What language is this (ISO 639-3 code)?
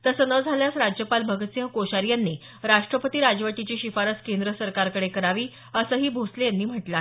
mar